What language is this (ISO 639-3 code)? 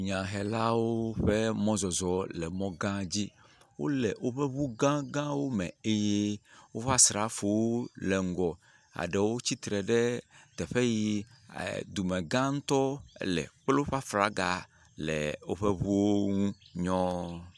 ewe